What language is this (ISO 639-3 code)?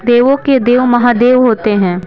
hin